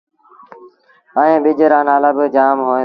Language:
Sindhi Bhil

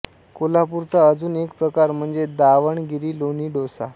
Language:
Marathi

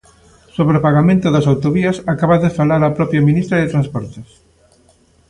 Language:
Galician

